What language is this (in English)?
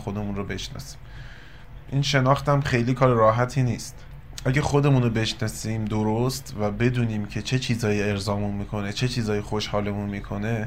Persian